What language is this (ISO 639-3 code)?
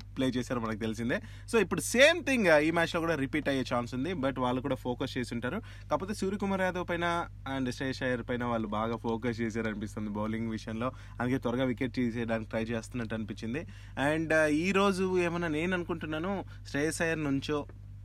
tel